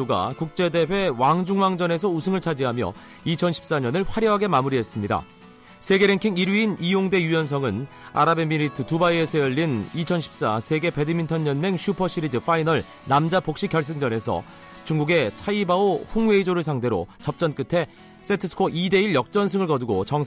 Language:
Korean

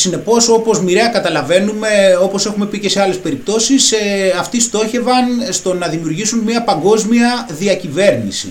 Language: Greek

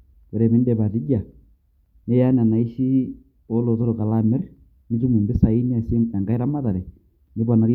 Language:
Masai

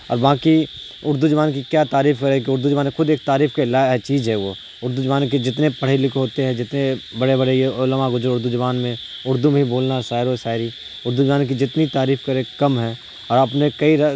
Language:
Urdu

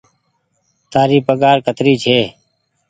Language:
Goaria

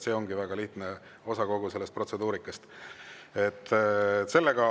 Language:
Estonian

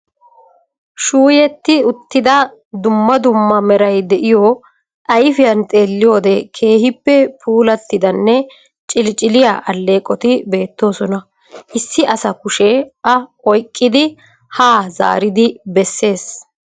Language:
Wolaytta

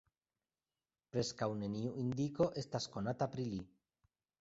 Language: Esperanto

